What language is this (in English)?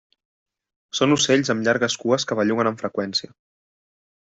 Catalan